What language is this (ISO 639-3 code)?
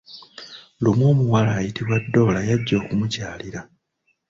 lug